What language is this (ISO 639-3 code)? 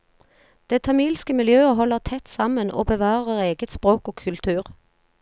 nor